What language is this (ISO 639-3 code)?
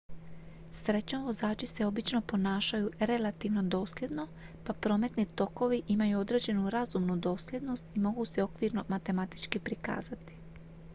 hrv